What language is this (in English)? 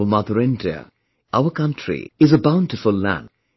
English